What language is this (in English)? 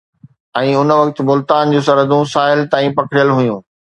Sindhi